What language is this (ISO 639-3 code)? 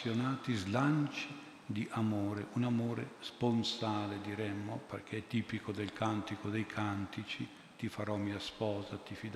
ita